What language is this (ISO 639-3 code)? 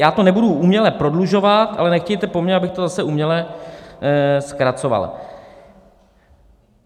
ces